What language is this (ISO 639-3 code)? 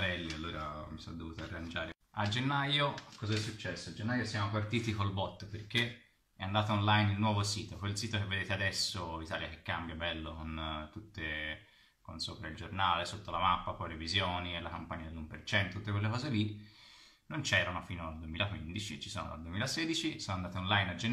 ita